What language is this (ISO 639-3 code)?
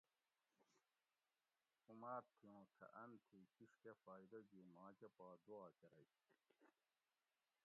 gwc